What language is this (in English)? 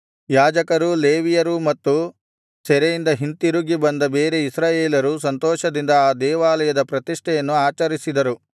Kannada